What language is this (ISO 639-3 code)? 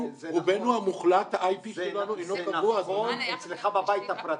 heb